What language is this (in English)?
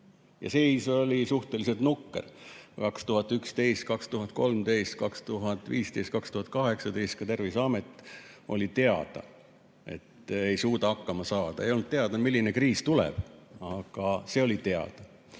Estonian